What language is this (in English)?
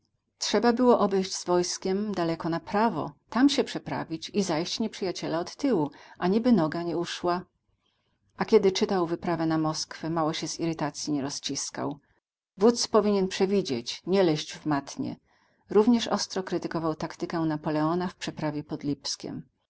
Polish